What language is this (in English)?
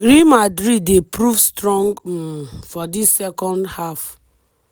Nigerian Pidgin